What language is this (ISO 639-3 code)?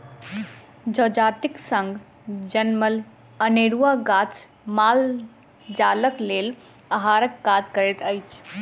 mai